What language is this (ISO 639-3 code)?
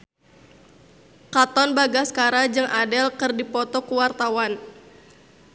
sun